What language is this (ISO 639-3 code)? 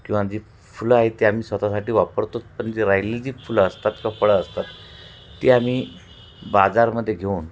mar